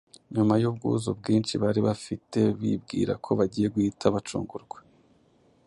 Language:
Kinyarwanda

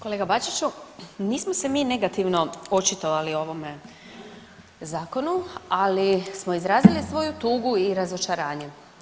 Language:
Croatian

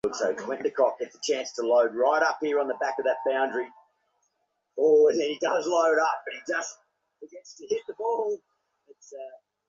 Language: Bangla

